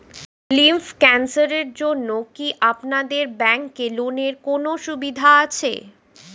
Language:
Bangla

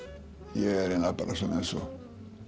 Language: Icelandic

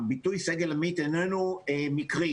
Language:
Hebrew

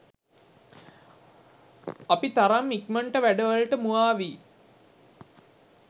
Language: Sinhala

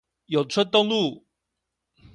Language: Chinese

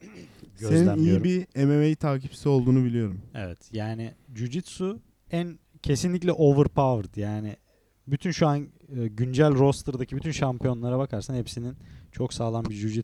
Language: Turkish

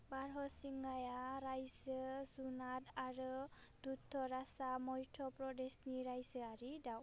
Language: Bodo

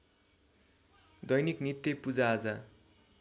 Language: Nepali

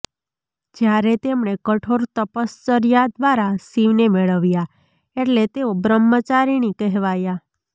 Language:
Gujarati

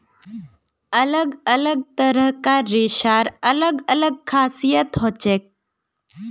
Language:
Magahi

